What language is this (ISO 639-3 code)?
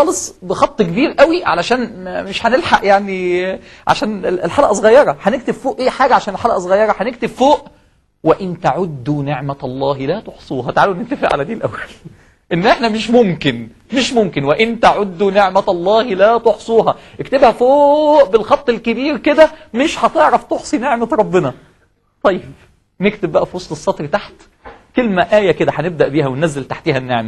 ara